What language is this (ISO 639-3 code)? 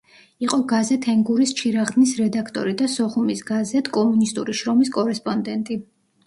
kat